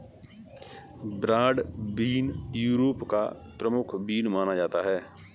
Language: Hindi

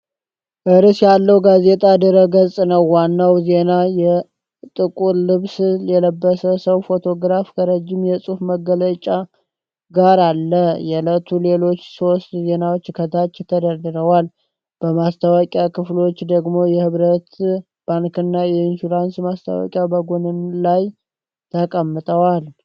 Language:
Amharic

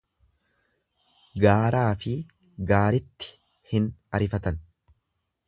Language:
Oromo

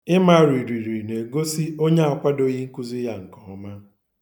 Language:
Igbo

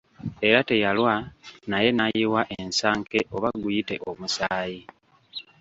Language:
Ganda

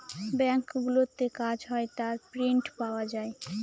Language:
Bangla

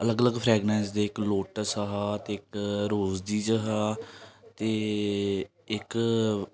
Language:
Dogri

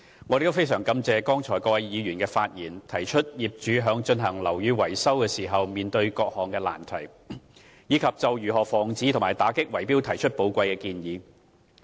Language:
Cantonese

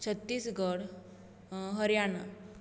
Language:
Konkani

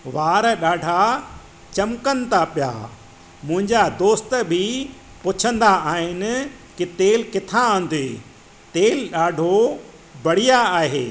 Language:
Sindhi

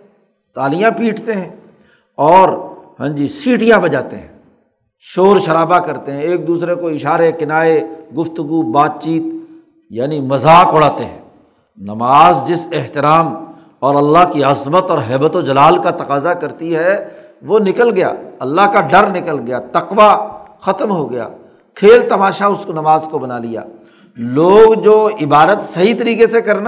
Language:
Urdu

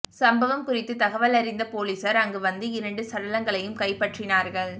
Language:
Tamil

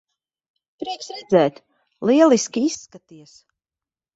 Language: Latvian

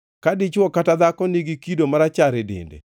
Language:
Luo (Kenya and Tanzania)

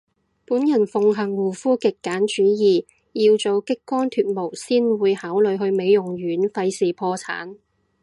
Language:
Cantonese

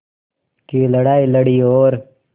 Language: Hindi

